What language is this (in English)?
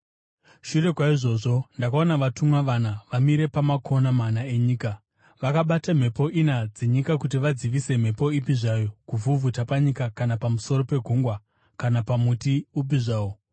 Shona